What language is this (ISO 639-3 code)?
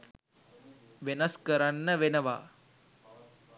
sin